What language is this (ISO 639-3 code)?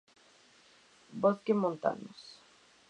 spa